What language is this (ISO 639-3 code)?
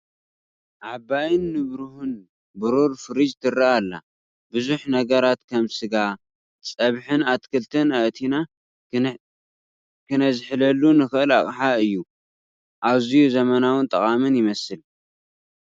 tir